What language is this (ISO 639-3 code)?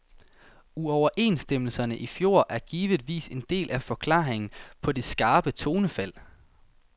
dan